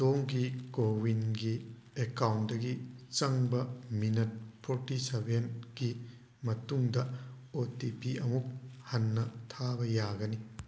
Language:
Manipuri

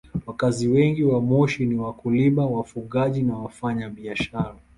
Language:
Swahili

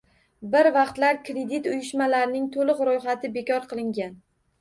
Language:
Uzbek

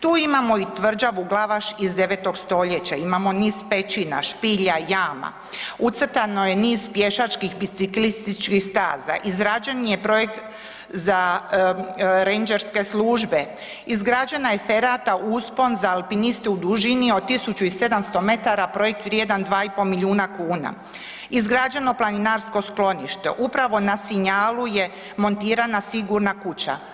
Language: Croatian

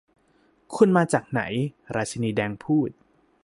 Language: Thai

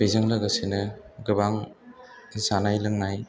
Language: Bodo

